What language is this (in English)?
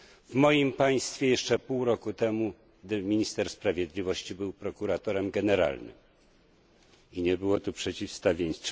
Polish